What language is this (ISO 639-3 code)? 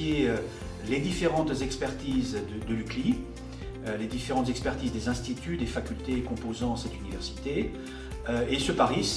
fra